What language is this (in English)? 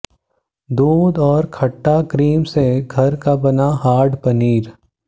Hindi